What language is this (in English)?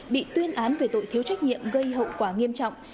Vietnamese